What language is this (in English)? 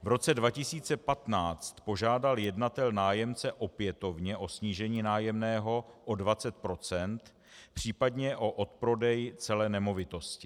Czech